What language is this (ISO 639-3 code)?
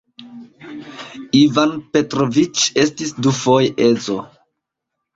epo